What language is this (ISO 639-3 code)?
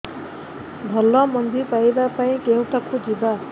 ori